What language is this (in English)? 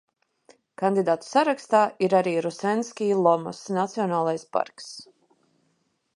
Latvian